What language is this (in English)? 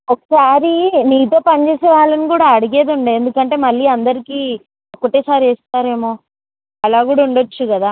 Telugu